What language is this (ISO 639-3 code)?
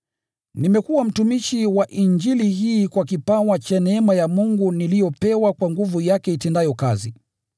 swa